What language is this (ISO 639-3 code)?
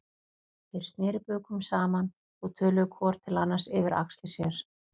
isl